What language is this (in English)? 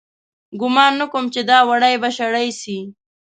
Pashto